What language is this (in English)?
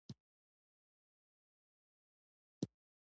Pashto